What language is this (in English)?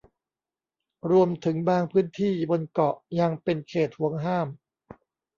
Thai